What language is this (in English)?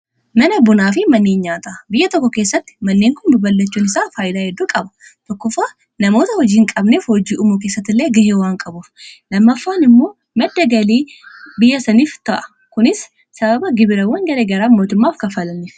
Oromo